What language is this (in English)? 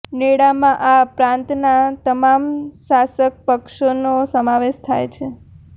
Gujarati